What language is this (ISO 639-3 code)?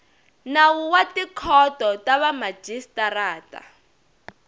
tso